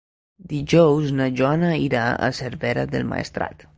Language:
Catalan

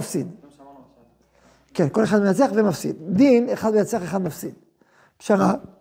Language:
Hebrew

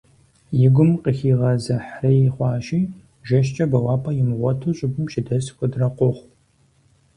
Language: Kabardian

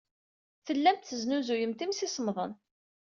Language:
Kabyle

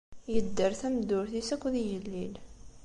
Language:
Kabyle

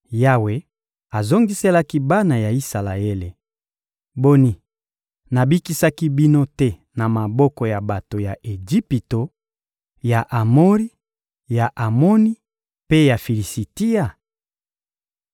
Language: Lingala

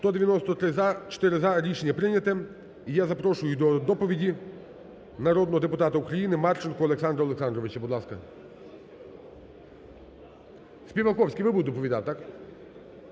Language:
Ukrainian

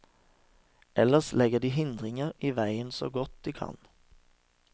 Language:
Norwegian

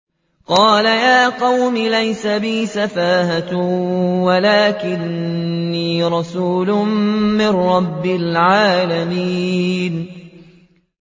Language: Arabic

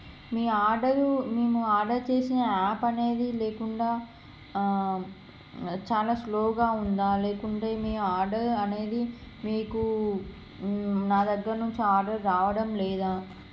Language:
Telugu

